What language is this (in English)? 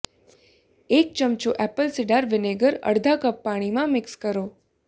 Gujarati